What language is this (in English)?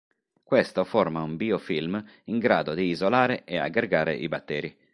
Italian